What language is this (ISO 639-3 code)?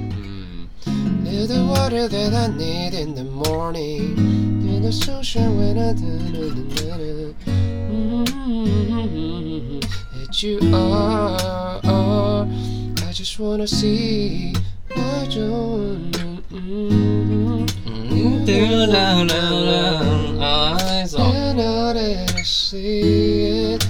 zho